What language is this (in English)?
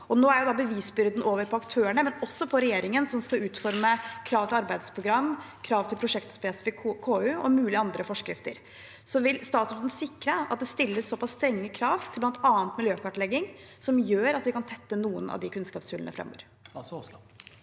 Norwegian